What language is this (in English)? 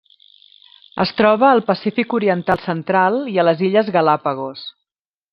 Catalan